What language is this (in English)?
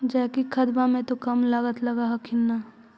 Magahi